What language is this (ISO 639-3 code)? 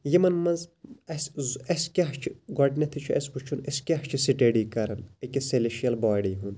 kas